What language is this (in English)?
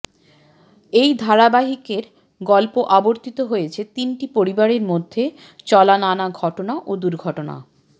Bangla